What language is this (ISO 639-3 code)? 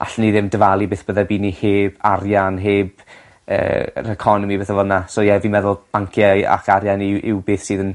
cym